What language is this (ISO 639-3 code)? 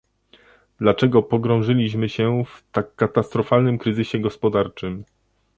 pol